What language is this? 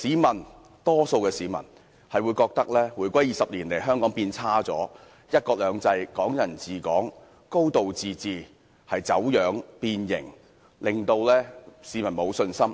Cantonese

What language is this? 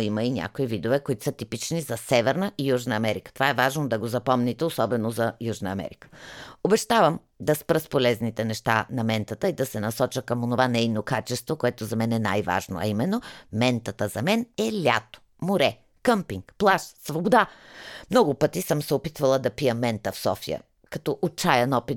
Bulgarian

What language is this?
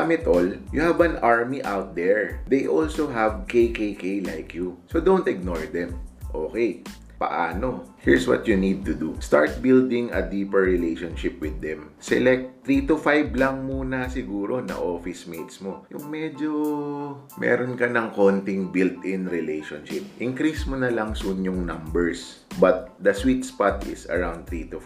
Filipino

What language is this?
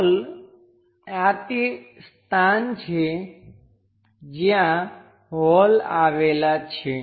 Gujarati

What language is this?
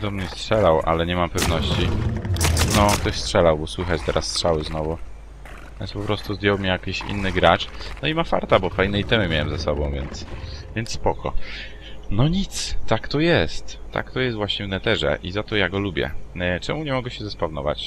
Polish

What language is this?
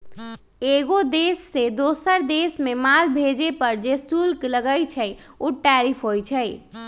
Magahi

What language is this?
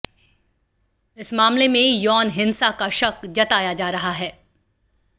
Hindi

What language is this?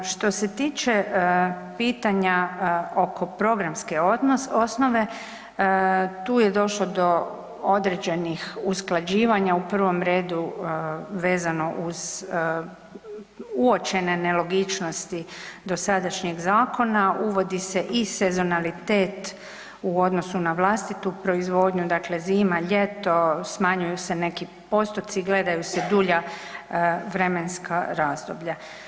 Croatian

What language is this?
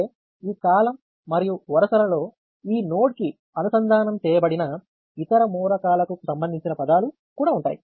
Telugu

